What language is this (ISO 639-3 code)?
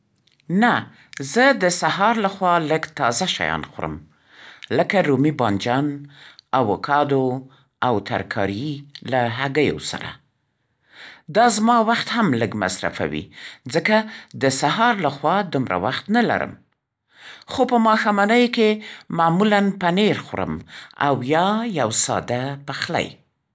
pst